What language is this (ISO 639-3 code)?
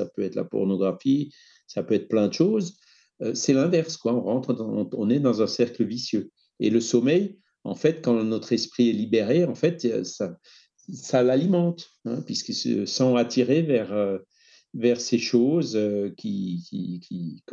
fra